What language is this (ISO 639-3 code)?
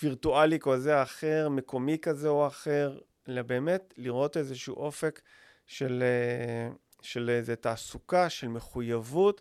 heb